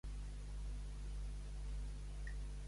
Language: Catalan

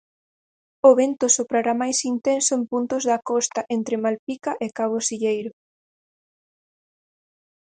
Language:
Galician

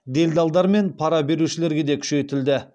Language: Kazakh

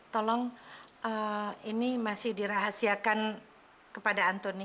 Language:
Indonesian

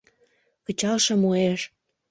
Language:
Mari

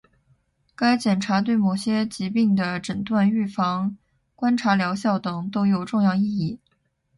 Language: Chinese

